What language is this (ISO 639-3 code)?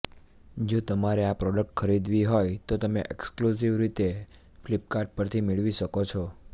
guj